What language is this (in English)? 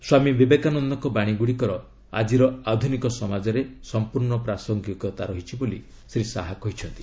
Odia